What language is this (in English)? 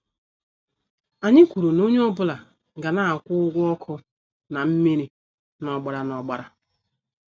Igbo